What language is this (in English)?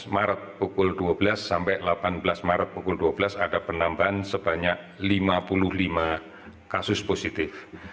Indonesian